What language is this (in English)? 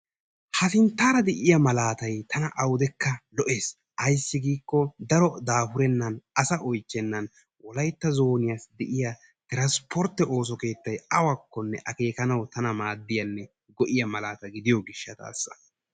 Wolaytta